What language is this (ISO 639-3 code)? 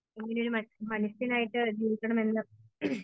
mal